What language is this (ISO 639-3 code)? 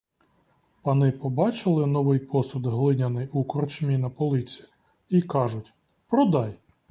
ukr